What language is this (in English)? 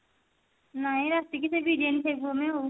Odia